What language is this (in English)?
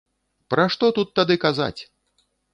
Belarusian